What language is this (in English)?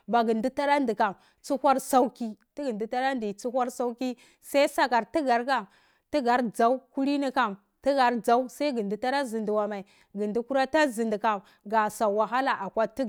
Cibak